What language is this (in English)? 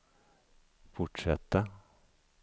Swedish